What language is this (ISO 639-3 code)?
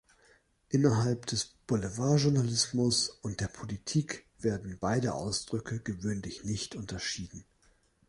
deu